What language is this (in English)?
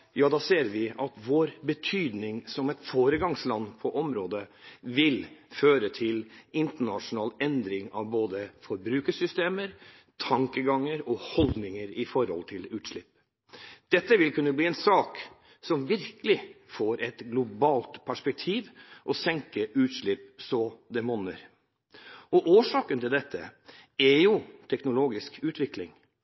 Norwegian Bokmål